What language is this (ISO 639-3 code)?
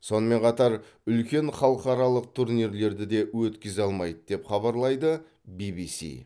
kaz